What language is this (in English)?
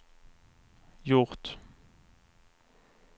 Swedish